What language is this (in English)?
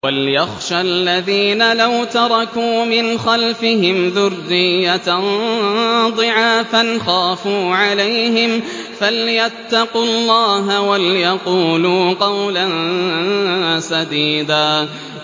Arabic